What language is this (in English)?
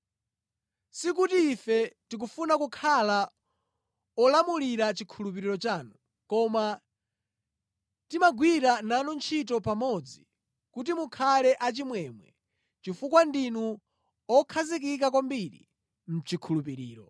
Nyanja